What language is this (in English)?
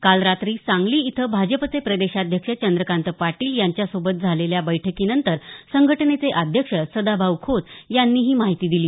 Marathi